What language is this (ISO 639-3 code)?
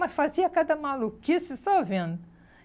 por